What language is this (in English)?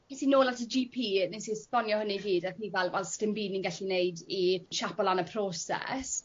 Welsh